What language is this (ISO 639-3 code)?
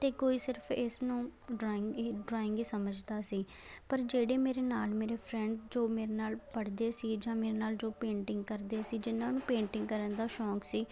pan